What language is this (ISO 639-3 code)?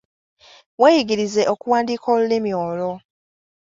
lug